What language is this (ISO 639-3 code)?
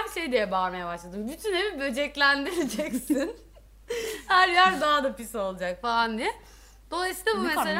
tur